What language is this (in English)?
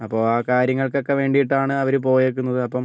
Malayalam